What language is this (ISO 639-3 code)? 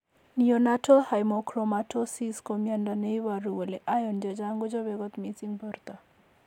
kln